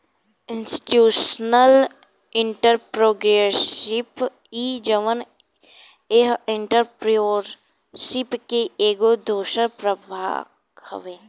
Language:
Bhojpuri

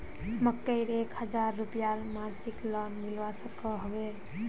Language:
Magahi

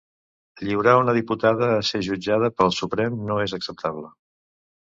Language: Catalan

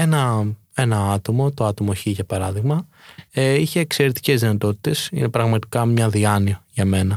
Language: Greek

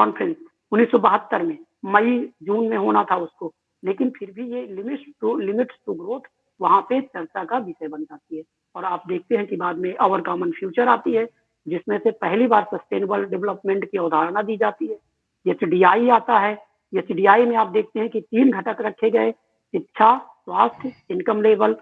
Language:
Hindi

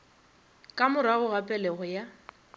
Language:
Northern Sotho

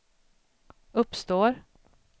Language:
Swedish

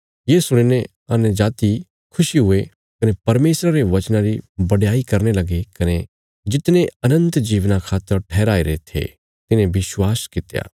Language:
Bilaspuri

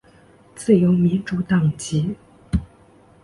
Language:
Chinese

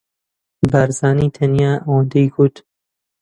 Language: Central Kurdish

